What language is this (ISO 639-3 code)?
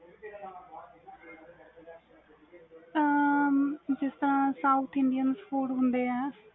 pan